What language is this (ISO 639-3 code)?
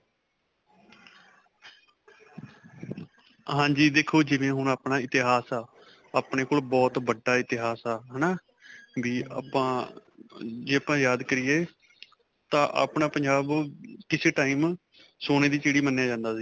pan